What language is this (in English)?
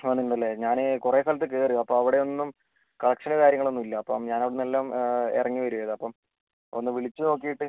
Malayalam